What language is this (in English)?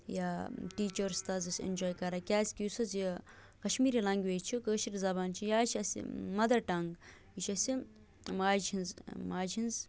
Kashmiri